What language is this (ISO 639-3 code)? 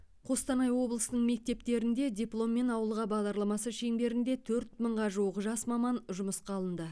kaz